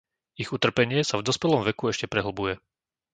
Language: Slovak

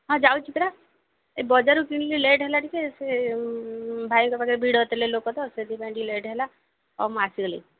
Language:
Odia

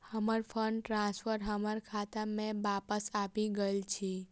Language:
Maithili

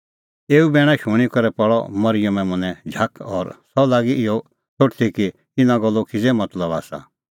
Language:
Kullu Pahari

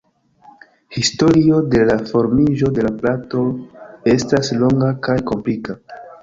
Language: Esperanto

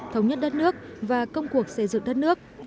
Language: Vietnamese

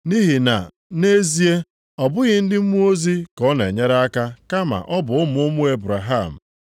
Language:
Igbo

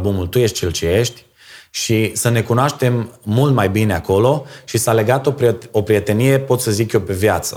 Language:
Romanian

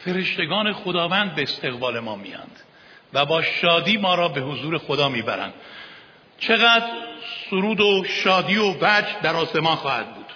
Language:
Persian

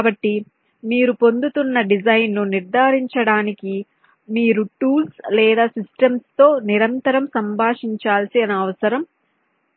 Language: Telugu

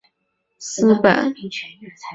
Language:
Chinese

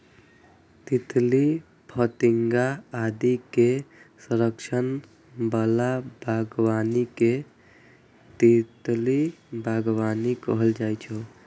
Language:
Maithili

